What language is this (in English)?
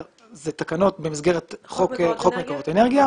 Hebrew